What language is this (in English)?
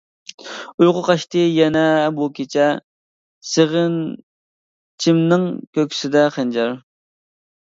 Uyghur